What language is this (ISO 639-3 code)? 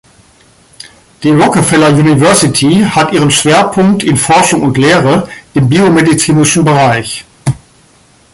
deu